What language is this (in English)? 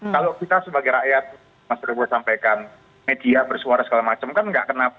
Indonesian